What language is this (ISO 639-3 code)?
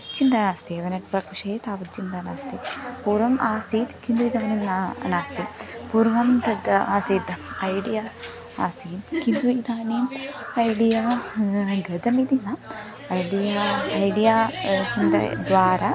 san